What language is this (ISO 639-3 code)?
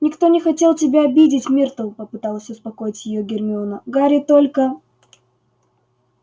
rus